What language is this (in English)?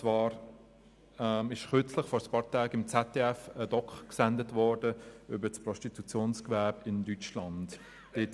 Swiss German